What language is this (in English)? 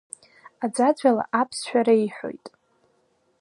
Abkhazian